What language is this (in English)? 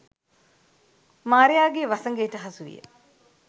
Sinhala